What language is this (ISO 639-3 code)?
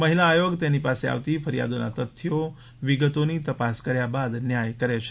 guj